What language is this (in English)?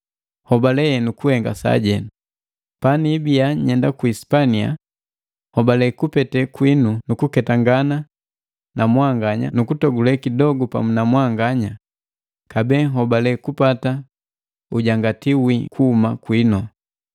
Matengo